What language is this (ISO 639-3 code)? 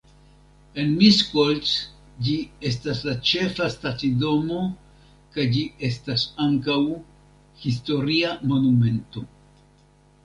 epo